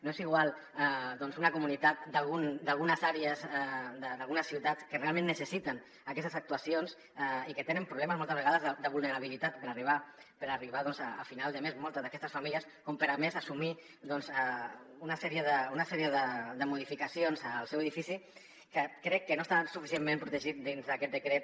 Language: Catalan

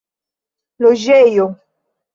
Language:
Esperanto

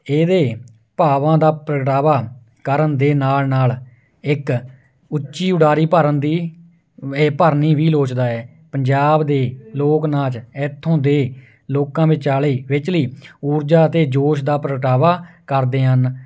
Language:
Punjabi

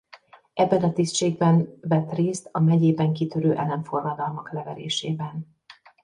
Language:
Hungarian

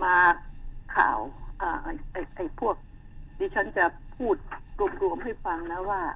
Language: Thai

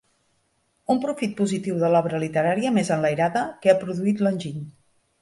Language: Catalan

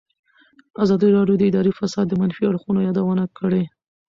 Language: Pashto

